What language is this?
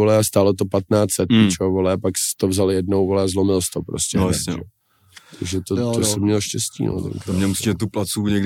Czech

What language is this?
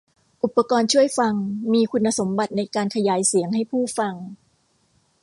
Thai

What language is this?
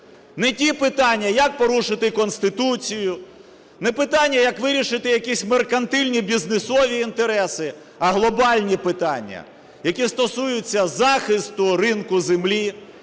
Ukrainian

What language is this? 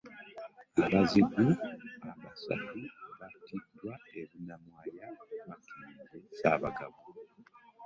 Ganda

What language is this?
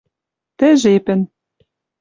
Western Mari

